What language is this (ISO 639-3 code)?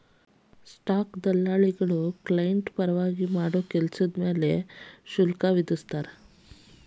kan